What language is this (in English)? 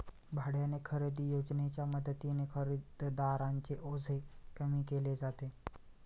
Marathi